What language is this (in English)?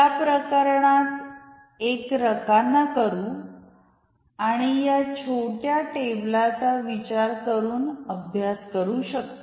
Marathi